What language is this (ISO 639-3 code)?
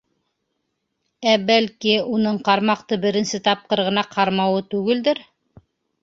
bak